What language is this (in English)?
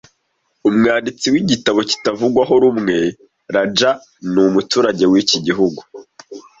Kinyarwanda